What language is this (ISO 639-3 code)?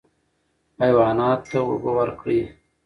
pus